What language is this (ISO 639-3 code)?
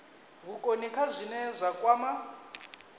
ven